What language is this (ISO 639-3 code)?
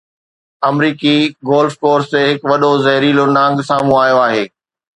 snd